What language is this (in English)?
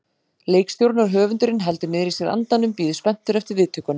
Icelandic